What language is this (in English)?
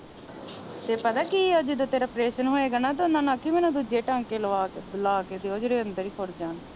Punjabi